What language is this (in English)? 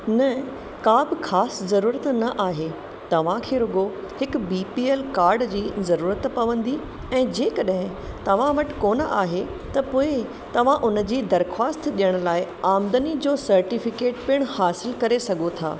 Sindhi